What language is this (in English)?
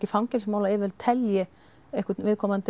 Icelandic